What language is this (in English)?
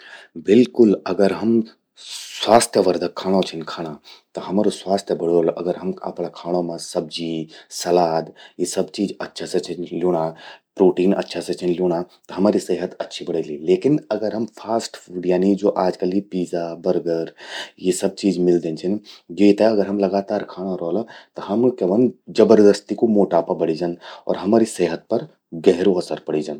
Garhwali